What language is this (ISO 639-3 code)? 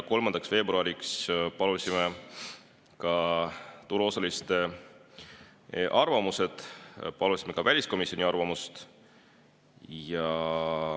est